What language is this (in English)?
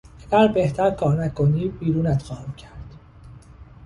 Persian